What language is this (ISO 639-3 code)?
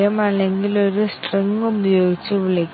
mal